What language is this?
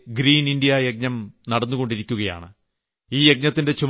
Malayalam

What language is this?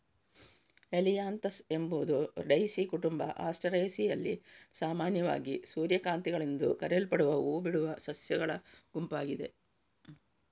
Kannada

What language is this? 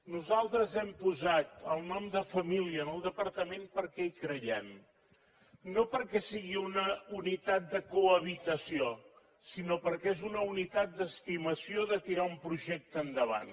Catalan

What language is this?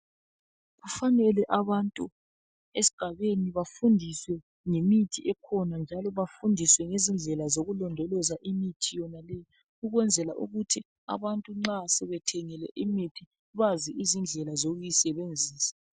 North Ndebele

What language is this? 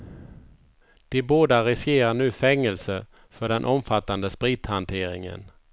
Swedish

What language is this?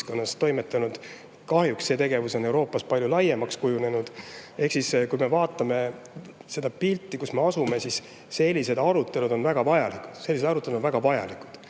Estonian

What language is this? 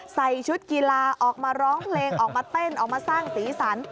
Thai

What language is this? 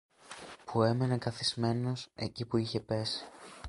Greek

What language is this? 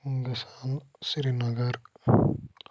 Kashmiri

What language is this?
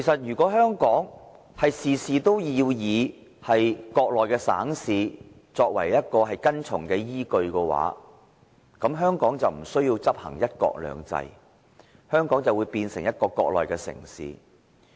Cantonese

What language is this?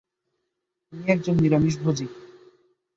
Bangla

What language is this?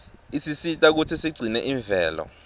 Swati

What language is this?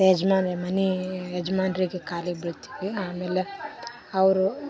Kannada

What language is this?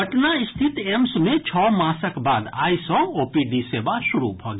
Maithili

